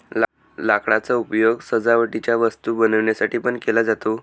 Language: Marathi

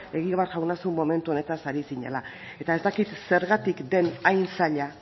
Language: Basque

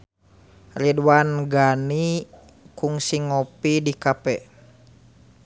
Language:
Sundanese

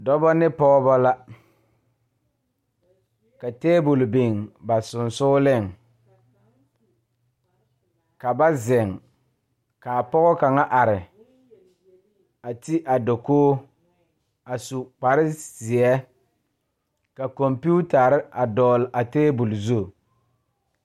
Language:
Southern Dagaare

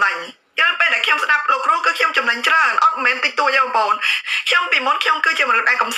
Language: Thai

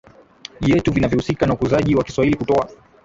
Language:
Swahili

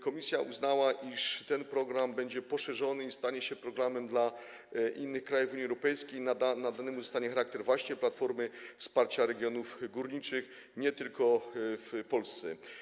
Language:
Polish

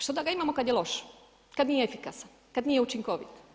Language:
Croatian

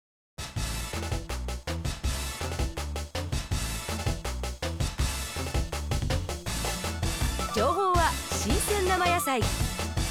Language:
Japanese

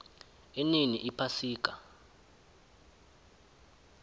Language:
South Ndebele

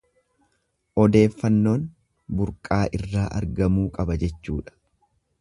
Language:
Oromo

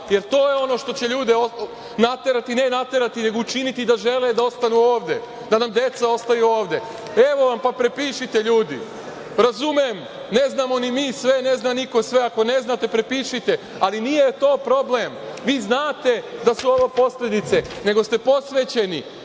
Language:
Serbian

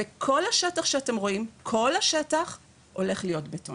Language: Hebrew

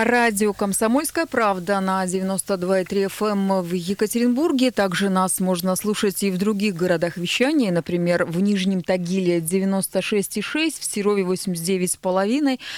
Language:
Russian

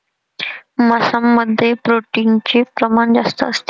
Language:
Marathi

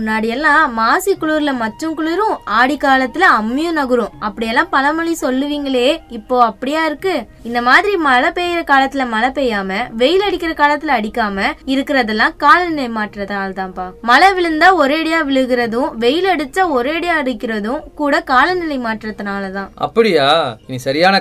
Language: Tamil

